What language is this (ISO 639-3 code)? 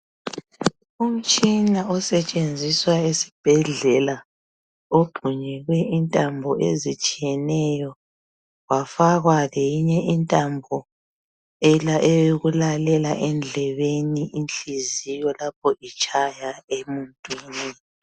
nde